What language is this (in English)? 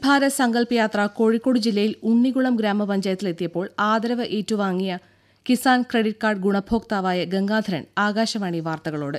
Malayalam